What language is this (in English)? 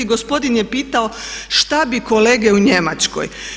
Croatian